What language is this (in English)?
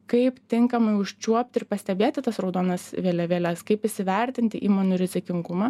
Lithuanian